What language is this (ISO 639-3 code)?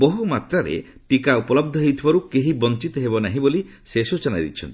ori